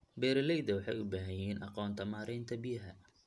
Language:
Somali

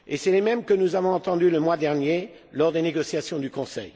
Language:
French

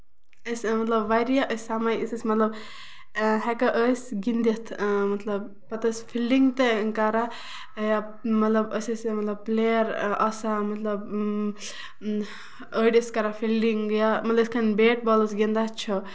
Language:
Kashmiri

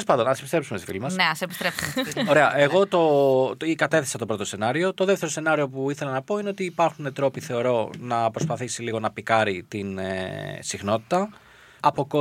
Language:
Greek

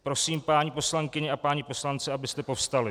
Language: Czech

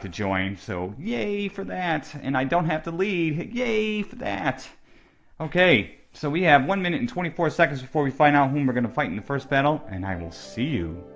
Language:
English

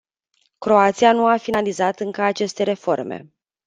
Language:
Romanian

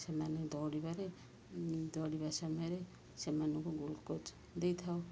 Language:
Odia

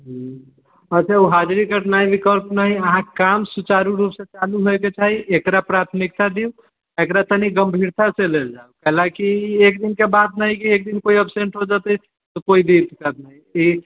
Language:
Maithili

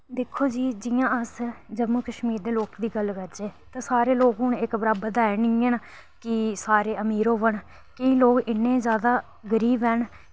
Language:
Dogri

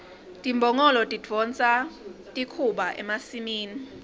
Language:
Swati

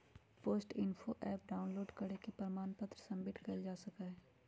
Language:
Magahi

